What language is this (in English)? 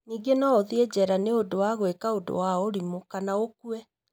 Kikuyu